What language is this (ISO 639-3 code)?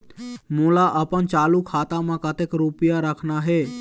hne